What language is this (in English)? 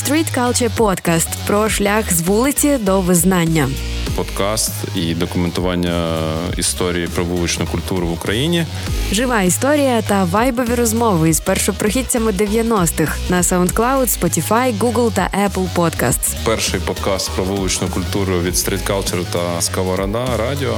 Ukrainian